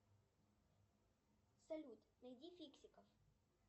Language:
Russian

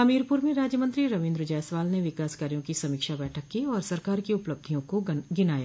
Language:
Hindi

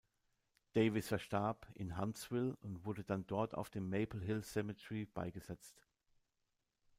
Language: German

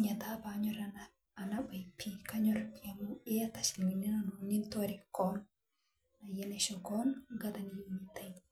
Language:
Masai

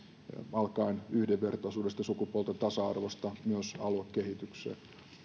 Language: Finnish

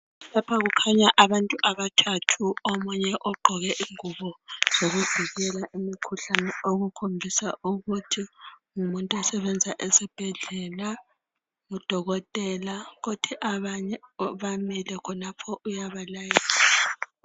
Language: North Ndebele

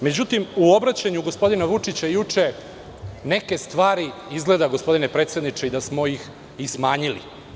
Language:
Serbian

